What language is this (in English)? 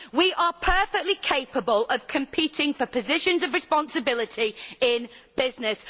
English